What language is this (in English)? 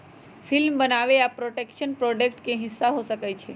Magahi